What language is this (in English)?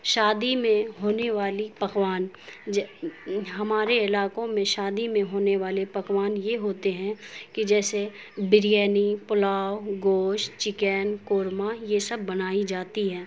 Urdu